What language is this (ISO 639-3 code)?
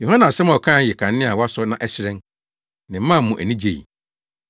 aka